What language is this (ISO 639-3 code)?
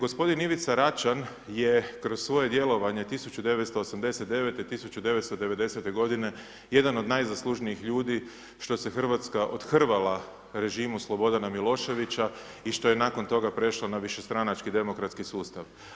hrv